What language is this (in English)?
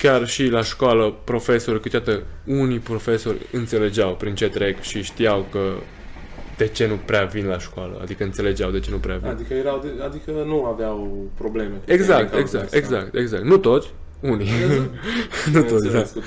Romanian